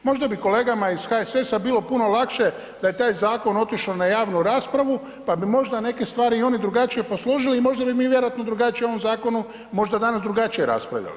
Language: Croatian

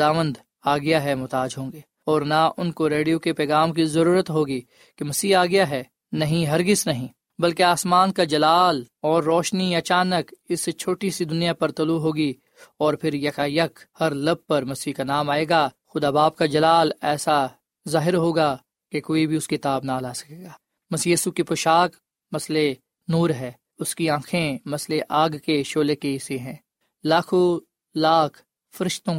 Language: Urdu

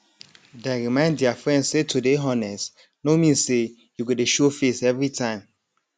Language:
Nigerian Pidgin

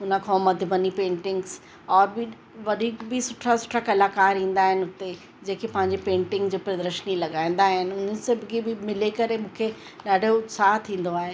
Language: Sindhi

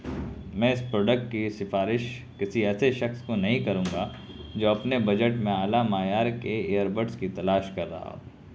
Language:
Urdu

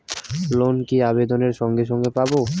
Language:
Bangla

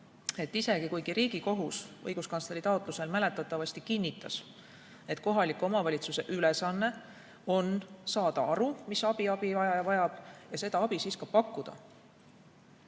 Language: Estonian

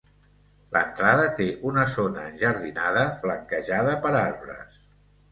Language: Catalan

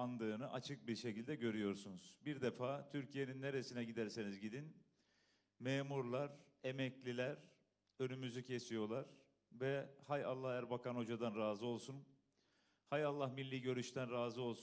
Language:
Turkish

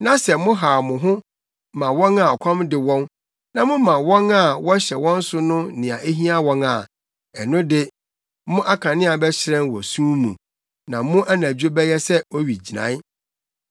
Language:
Akan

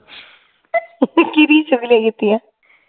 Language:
Punjabi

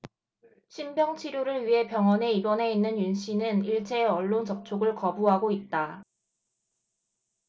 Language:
Korean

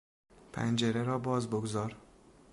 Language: Persian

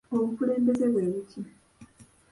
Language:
Ganda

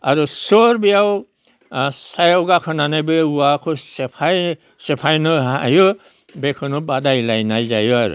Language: Bodo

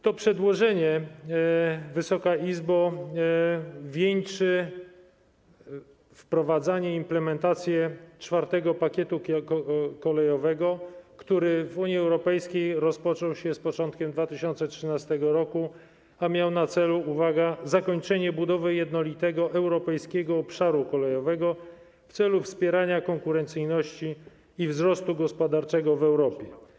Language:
Polish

